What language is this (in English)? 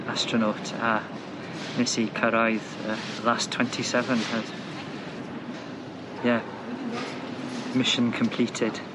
Welsh